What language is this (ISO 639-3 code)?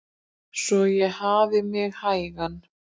isl